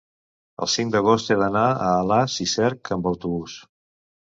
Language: Catalan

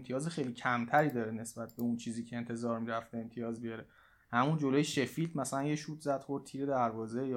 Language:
Persian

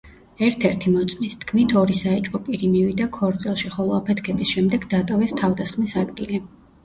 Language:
Georgian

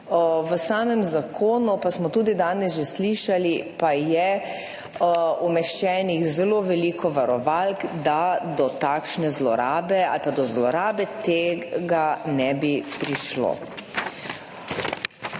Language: Slovenian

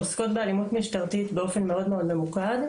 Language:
Hebrew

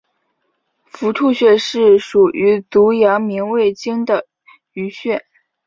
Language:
Chinese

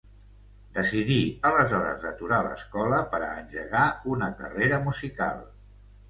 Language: Catalan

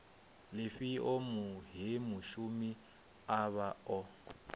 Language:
Venda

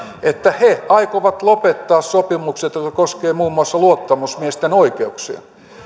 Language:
Finnish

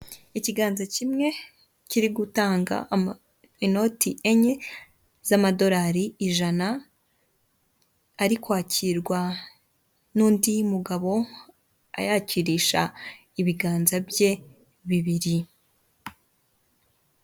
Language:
Kinyarwanda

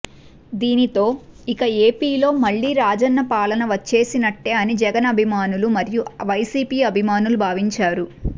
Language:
Telugu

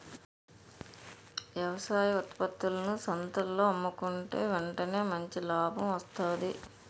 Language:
Telugu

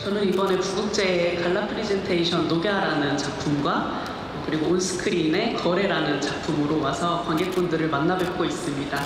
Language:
Korean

